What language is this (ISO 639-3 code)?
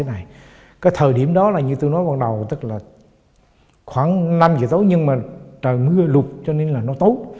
vie